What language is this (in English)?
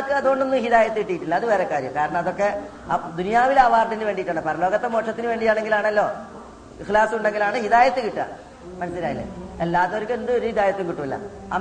Malayalam